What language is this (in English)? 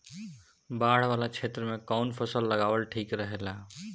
Bhojpuri